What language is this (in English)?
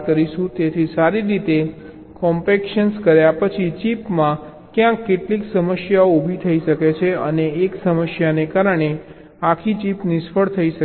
Gujarati